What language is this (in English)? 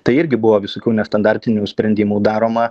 Lithuanian